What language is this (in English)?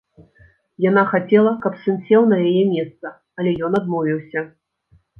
Belarusian